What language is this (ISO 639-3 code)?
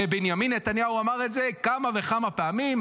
heb